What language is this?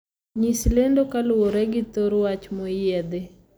Luo (Kenya and Tanzania)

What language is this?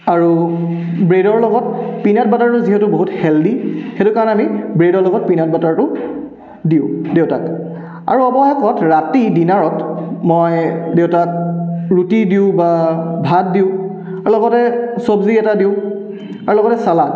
Assamese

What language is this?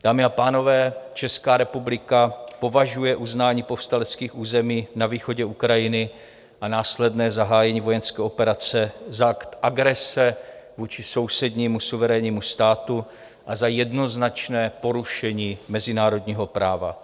Czech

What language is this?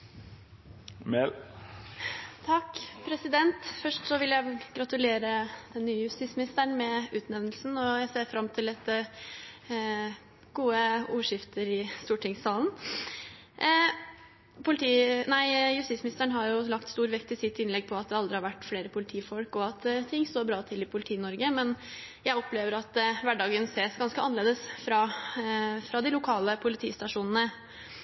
Norwegian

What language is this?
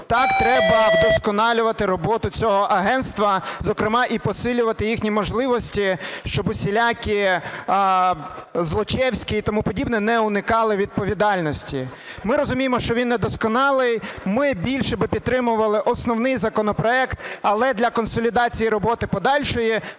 Ukrainian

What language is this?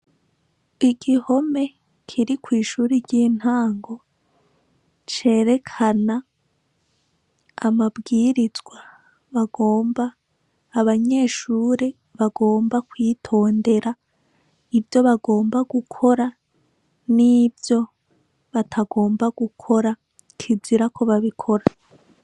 Rundi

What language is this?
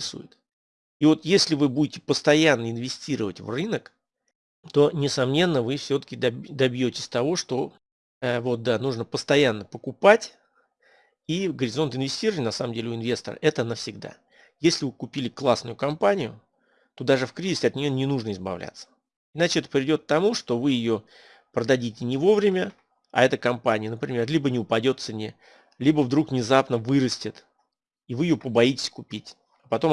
Russian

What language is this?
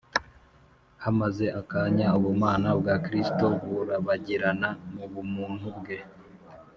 Kinyarwanda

